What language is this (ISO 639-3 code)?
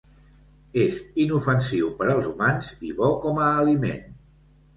cat